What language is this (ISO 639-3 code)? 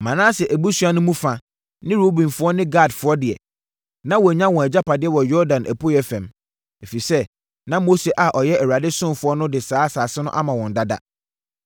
aka